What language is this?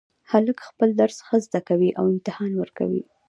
Pashto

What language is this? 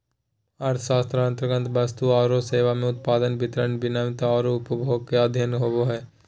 Magahi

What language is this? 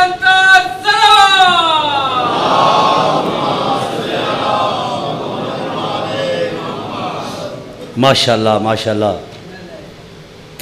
Arabic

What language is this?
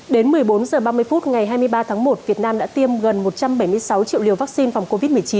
Vietnamese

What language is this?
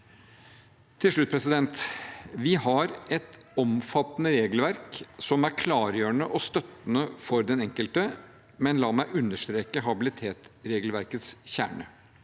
Norwegian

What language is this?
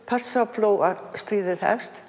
Icelandic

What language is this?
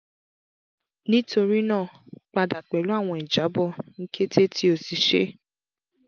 Yoruba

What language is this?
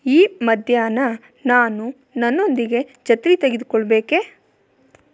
Kannada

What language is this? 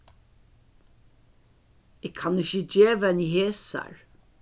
Faroese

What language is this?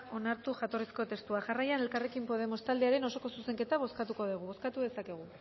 Basque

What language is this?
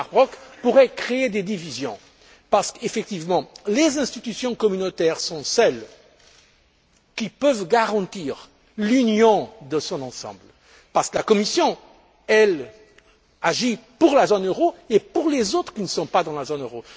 French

